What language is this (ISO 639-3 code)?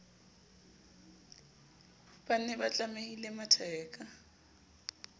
sot